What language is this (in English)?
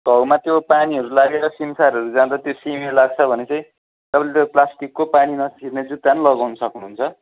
Nepali